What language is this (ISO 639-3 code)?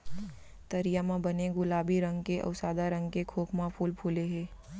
hne